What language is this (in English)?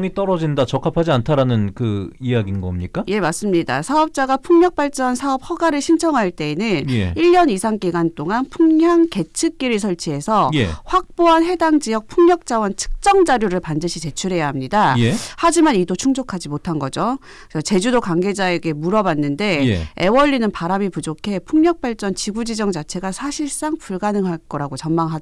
Korean